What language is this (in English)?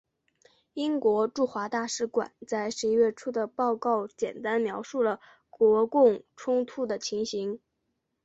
Chinese